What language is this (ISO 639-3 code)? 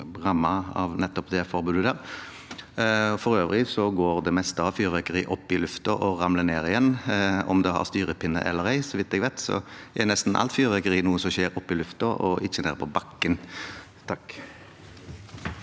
nor